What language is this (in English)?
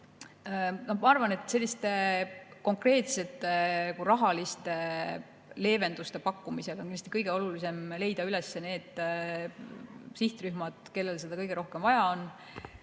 Estonian